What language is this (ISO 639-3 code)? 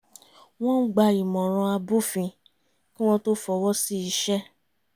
yor